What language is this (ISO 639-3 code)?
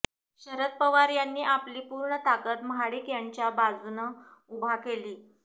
mar